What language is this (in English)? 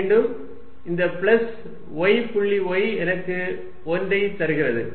Tamil